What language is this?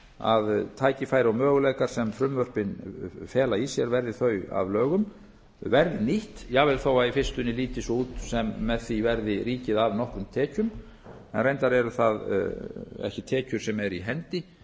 Icelandic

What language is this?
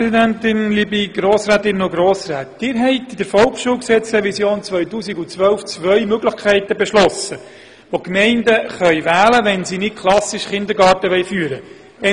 Swiss German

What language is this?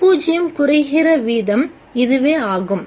Tamil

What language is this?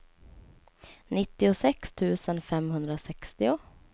Swedish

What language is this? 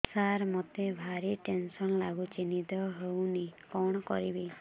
Odia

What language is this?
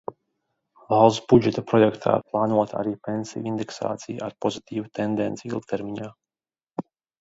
Latvian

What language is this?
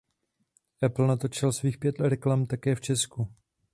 Czech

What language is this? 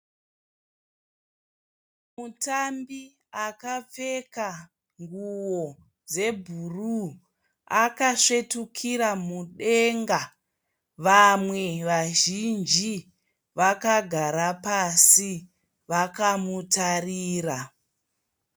Shona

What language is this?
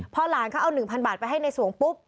Thai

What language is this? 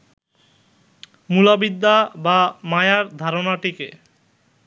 Bangla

